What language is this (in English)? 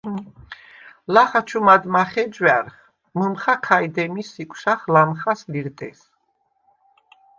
Svan